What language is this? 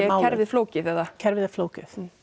Icelandic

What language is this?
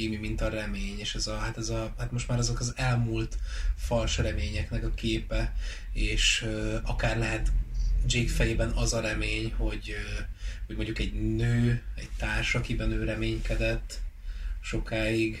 Hungarian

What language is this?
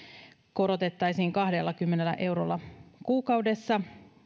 Finnish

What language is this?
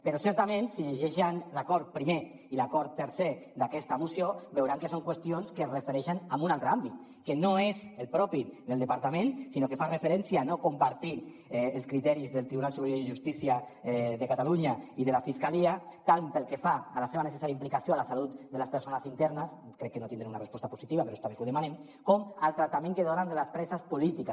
Catalan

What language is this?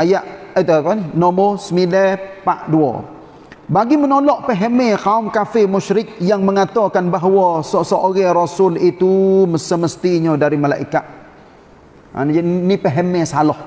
Malay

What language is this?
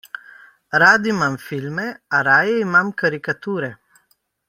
Slovenian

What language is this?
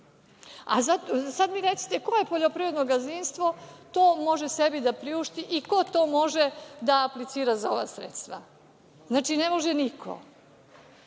Serbian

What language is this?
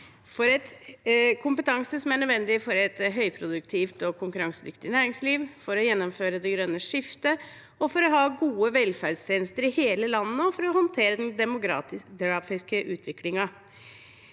Norwegian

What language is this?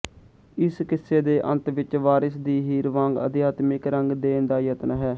Punjabi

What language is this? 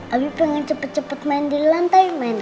Indonesian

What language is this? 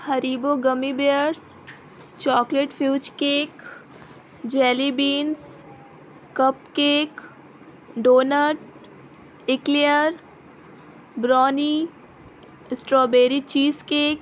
Urdu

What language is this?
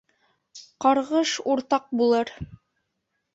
Bashkir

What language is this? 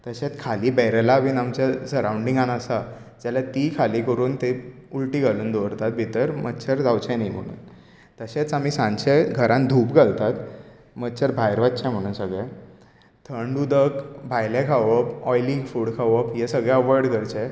Konkani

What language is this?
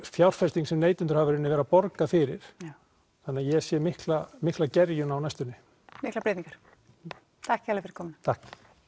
Icelandic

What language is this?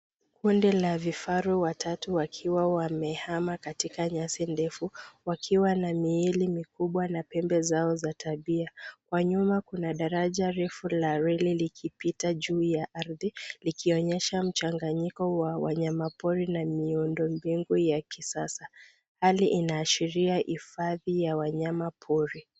Swahili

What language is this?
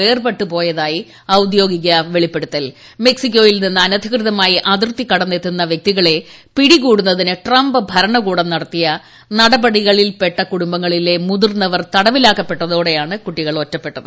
Malayalam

